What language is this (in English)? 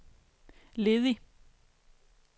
Danish